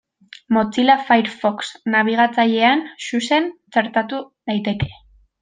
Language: Basque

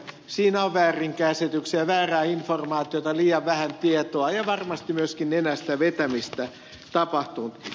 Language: Finnish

